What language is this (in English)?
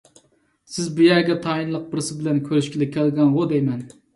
Uyghur